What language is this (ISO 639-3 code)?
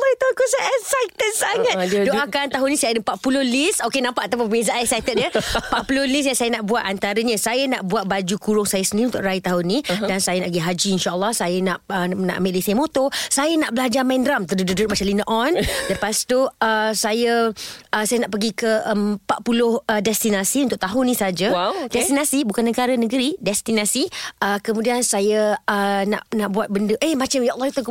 msa